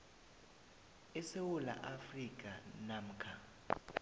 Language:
South Ndebele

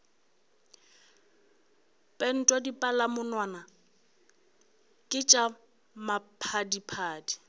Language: Northern Sotho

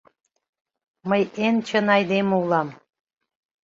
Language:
Mari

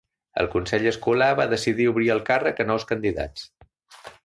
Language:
Catalan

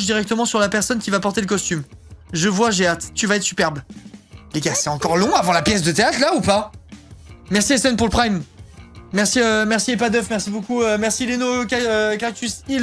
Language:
French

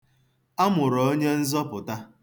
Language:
Igbo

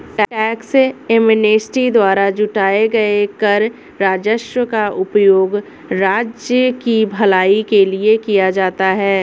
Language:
Hindi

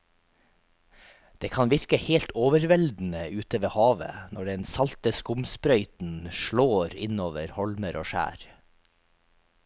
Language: Norwegian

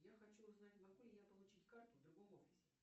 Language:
Russian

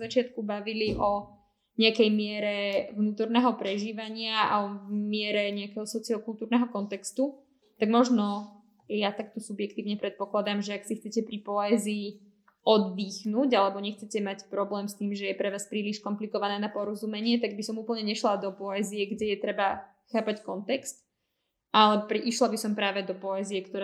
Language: Slovak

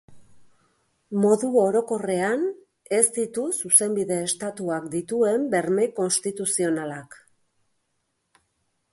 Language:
Basque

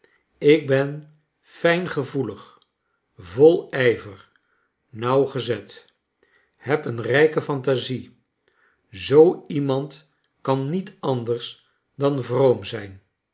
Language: Dutch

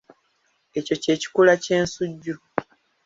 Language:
Ganda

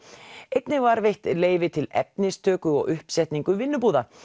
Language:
Icelandic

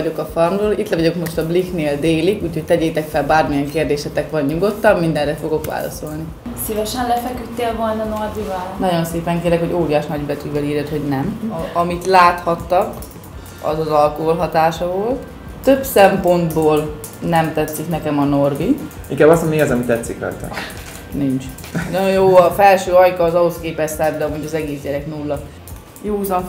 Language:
Hungarian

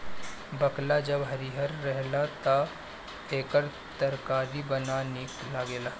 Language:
Bhojpuri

